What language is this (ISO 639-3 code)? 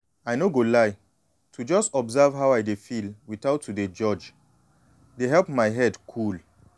pcm